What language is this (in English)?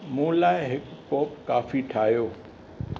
Sindhi